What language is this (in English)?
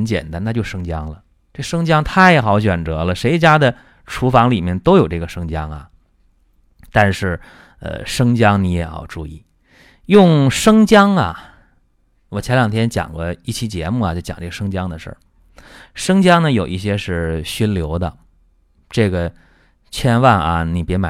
Chinese